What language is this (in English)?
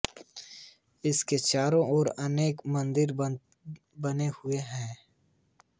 Hindi